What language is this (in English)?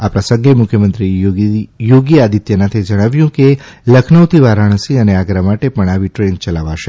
Gujarati